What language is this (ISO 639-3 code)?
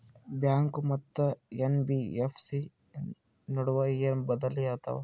kan